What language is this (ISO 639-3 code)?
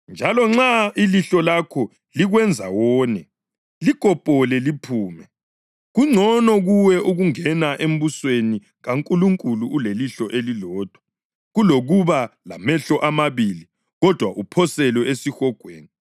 nde